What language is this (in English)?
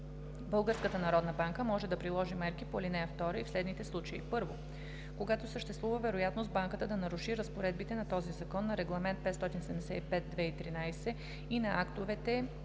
Bulgarian